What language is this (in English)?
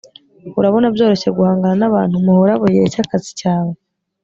Kinyarwanda